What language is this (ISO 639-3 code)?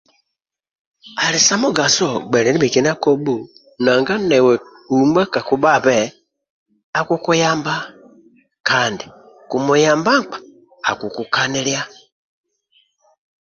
rwm